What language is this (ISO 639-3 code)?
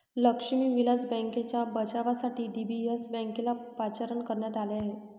mar